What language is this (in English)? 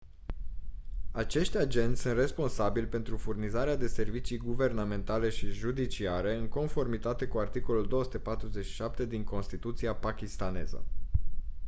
Romanian